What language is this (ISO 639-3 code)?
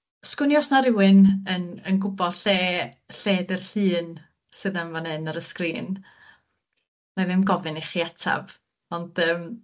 cym